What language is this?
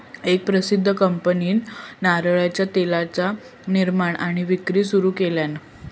Marathi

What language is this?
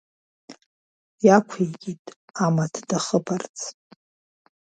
Abkhazian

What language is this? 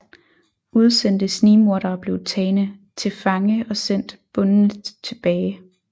Danish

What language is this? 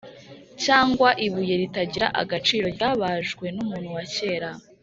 Kinyarwanda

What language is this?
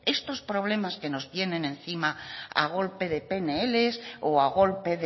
Spanish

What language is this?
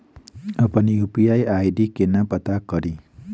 Maithili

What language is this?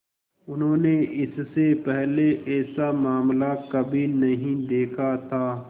Hindi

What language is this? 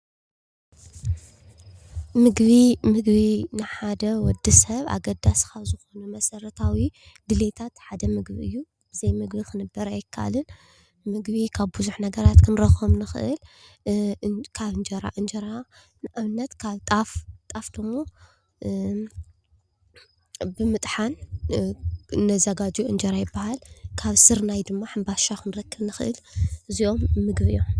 Tigrinya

